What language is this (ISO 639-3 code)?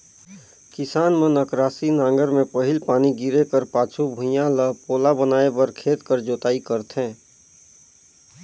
hne